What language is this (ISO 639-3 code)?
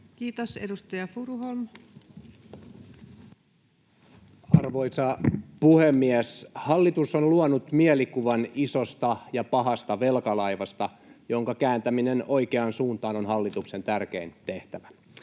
fin